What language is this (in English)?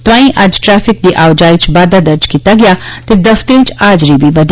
Dogri